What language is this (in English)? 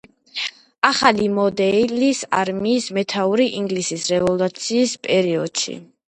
Georgian